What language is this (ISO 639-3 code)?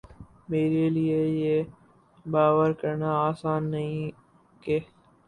urd